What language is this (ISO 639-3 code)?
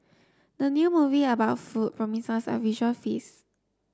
eng